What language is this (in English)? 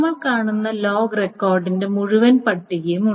Malayalam